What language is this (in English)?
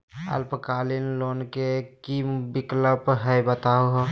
Magahi